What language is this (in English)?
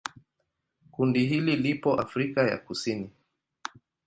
Swahili